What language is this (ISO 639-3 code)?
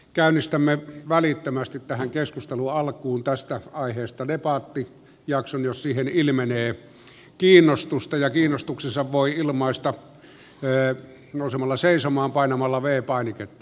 fin